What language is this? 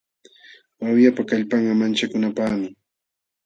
Jauja Wanca Quechua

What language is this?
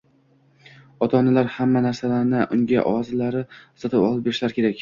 Uzbek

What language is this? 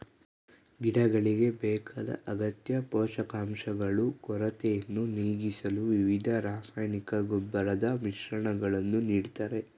Kannada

